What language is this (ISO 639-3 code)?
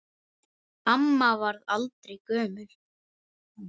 isl